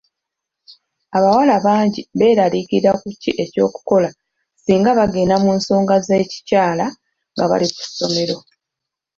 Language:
Ganda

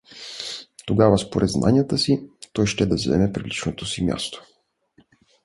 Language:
Bulgarian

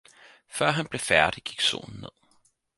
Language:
Danish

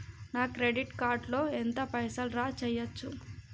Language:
Telugu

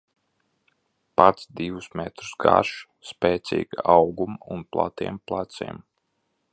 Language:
Latvian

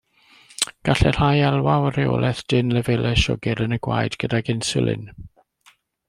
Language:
Welsh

